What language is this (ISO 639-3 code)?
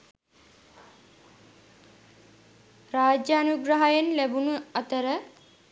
sin